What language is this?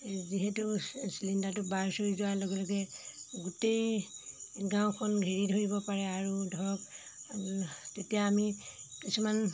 Assamese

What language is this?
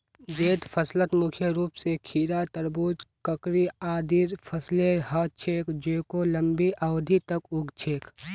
Magahi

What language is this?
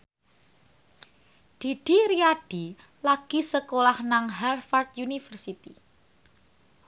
Javanese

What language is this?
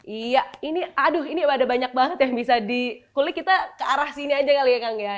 Indonesian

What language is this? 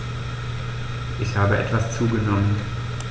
German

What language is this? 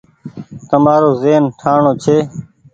Goaria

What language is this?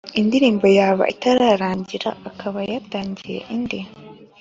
Kinyarwanda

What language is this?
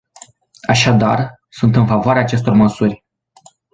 Romanian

